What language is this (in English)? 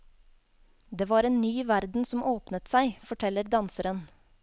Norwegian